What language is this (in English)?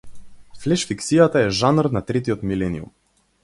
Macedonian